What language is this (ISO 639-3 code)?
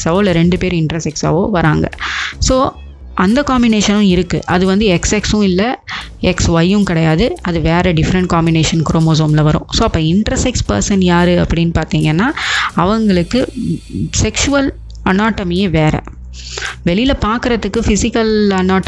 tam